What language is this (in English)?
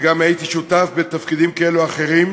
Hebrew